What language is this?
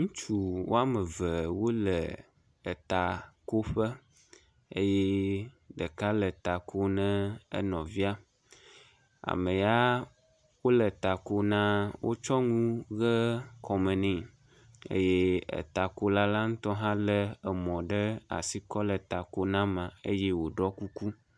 Ewe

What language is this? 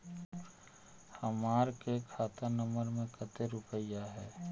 Magahi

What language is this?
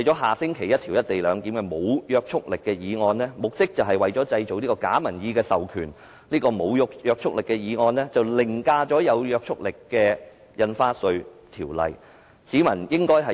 Cantonese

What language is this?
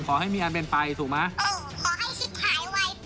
Thai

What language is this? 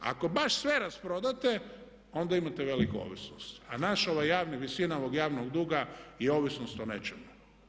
Croatian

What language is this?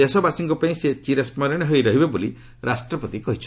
Odia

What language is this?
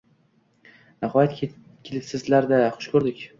Uzbek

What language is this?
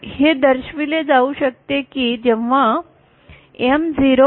Marathi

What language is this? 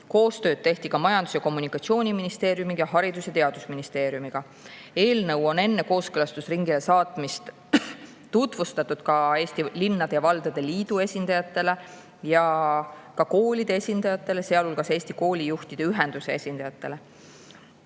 Estonian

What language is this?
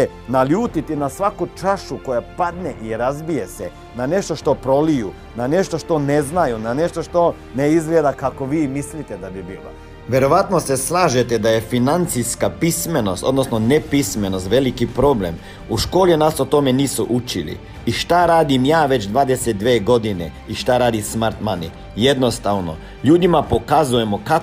Croatian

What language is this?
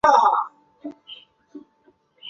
Chinese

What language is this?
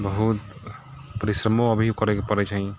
Maithili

